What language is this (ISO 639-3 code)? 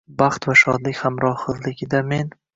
uzb